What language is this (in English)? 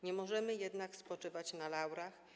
Polish